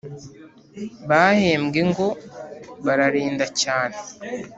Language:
Kinyarwanda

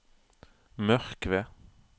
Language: Norwegian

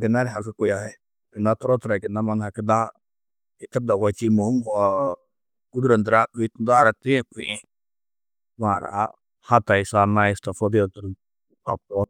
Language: Tedaga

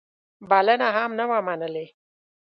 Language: Pashto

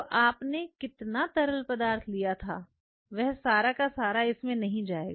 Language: Hindi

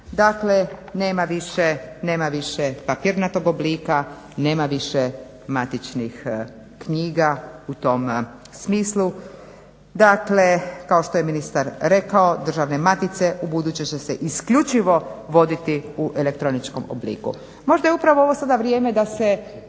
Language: Croatian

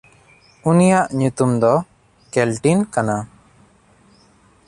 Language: Santali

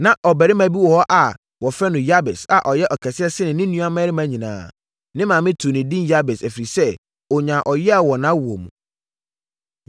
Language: Akan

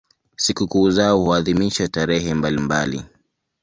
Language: Swahili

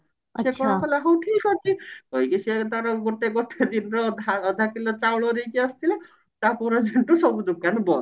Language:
Odia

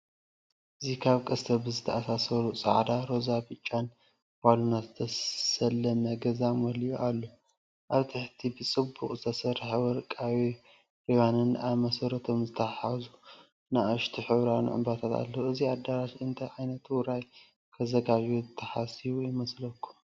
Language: Tigrinya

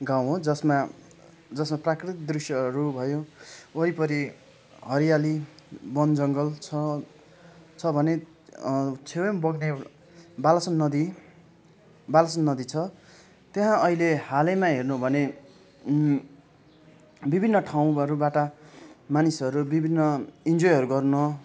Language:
Nepali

